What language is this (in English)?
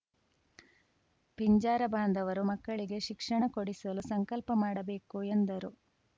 Kannada